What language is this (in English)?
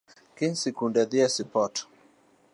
Luo (Kenya and Tanzania)